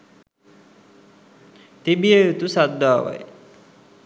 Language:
Sinhala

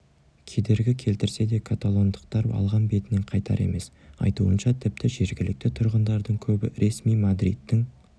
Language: Kazakh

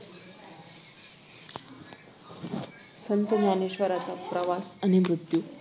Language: Marathi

